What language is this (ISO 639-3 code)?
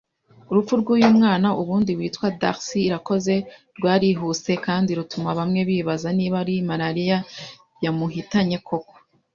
kin